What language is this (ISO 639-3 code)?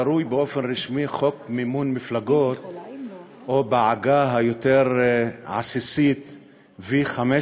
heb